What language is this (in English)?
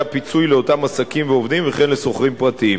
Hebrew